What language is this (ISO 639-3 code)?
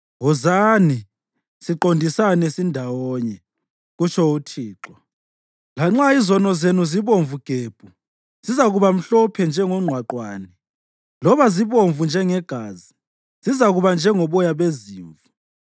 nde